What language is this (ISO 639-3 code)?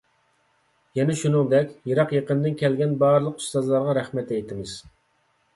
uig